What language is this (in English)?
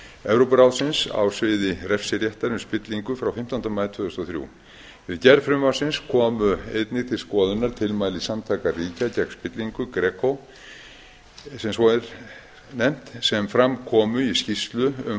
Icelandic